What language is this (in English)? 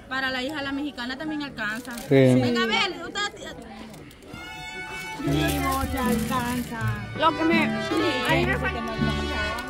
Spanish